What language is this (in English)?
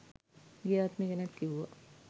Sinhala